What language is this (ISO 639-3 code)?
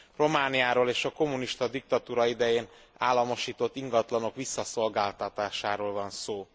hun